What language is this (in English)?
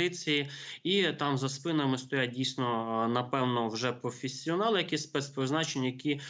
Ukrainian